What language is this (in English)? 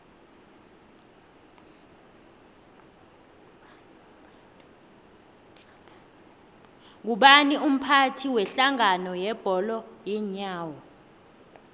South Ndebele